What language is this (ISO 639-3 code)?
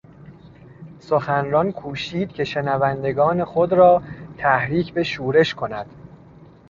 fas